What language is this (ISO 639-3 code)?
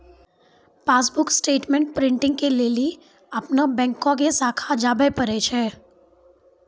mai